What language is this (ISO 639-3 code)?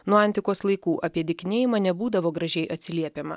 lit